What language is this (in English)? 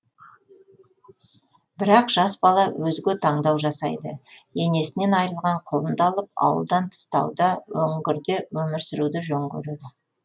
Kazakh